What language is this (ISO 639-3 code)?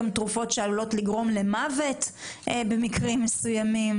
heb